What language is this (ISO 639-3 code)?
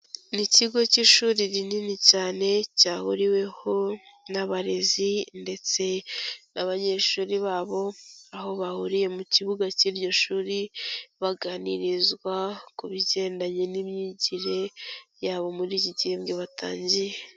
kin